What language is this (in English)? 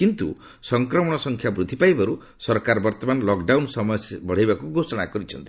Odia